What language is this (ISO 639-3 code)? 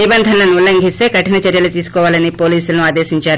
tel